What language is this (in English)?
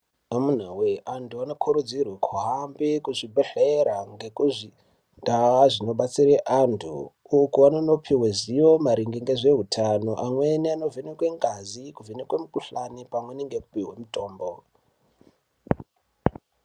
Ndau